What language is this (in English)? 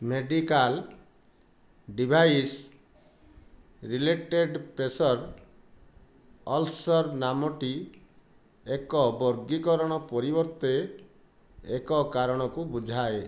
Odia